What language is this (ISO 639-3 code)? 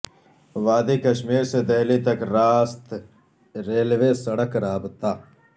urd